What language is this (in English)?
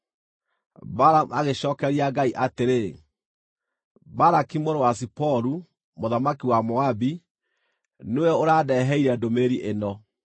Kikuyu